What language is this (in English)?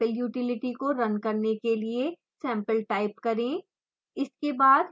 Hindi